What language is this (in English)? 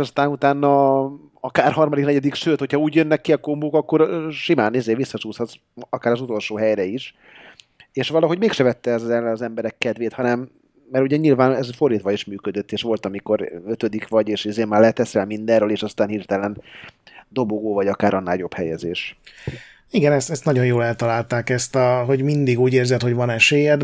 Hungarian